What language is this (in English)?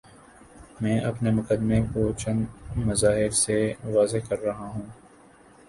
Urdu